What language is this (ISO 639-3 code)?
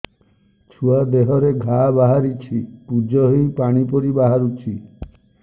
ori